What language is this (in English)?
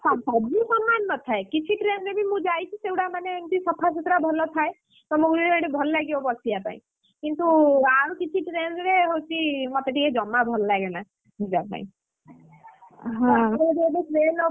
Odia